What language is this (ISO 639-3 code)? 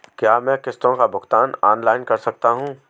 hin